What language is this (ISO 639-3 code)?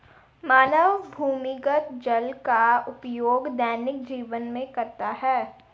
hin